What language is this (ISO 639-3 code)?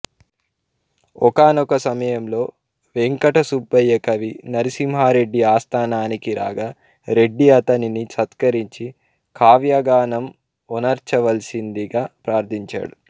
tel